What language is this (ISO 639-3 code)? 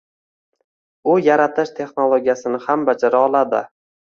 uzb